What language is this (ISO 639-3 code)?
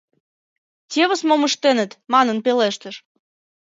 chm